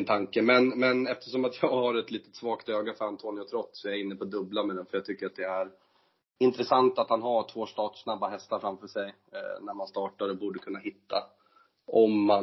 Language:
Swedish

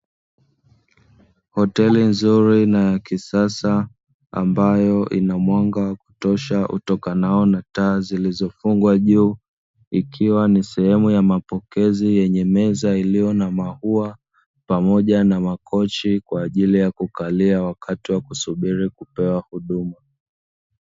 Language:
Swahili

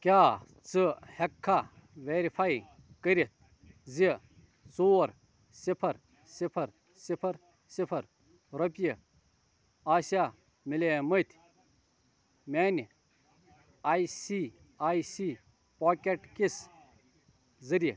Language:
Kashmiri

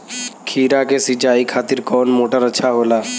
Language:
Bhojpuri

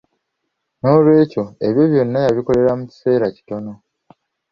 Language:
Ganda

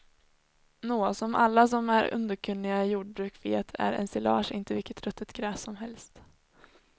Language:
Swedish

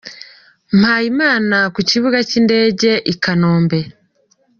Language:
Kinyarwanda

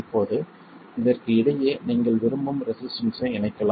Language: Tamil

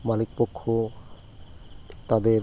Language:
Bangla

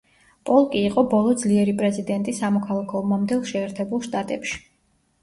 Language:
Georgian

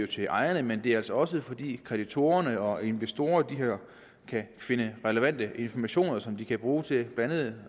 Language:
Danish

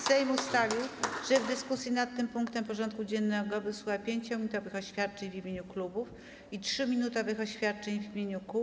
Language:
Polish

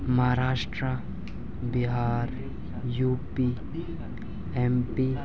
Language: Urdu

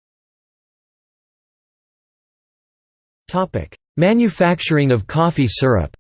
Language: English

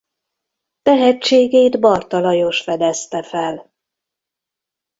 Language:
Hungarian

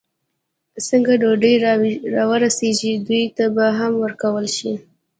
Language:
Pashto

